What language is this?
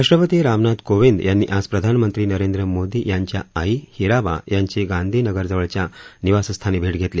Marathi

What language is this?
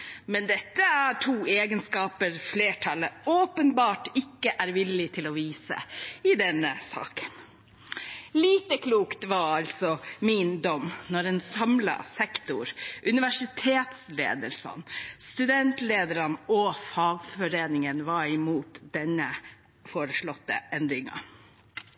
Norwegian Bokmål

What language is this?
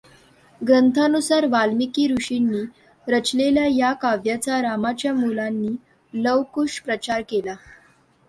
Marathi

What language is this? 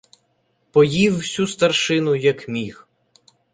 Ukrainian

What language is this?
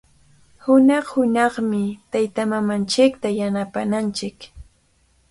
Cajatambo North Lima Quechua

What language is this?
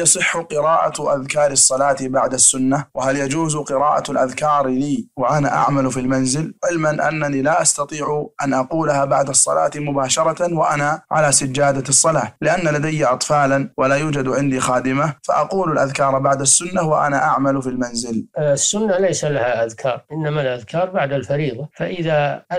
Arabic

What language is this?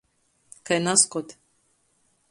Latgalian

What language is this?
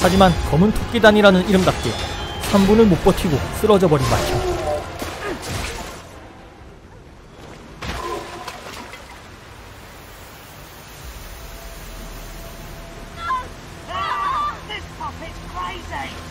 Korean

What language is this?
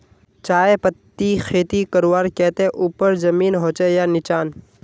Magahi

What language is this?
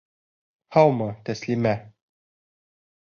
Bashkir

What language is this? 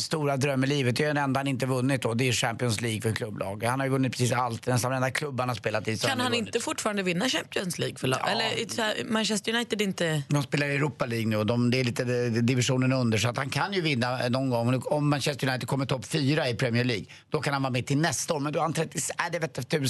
Swedish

